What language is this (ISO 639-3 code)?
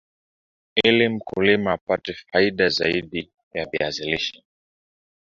swa